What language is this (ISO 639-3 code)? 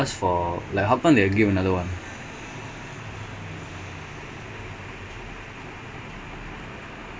eng